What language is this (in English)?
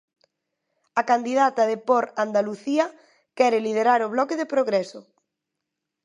Galician